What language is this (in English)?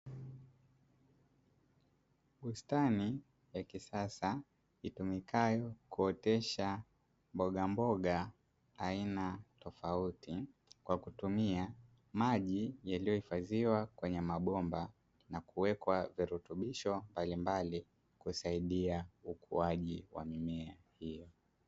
Swahili